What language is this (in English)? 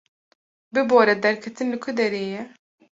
Kurdish